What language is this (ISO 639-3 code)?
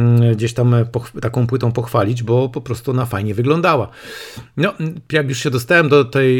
pol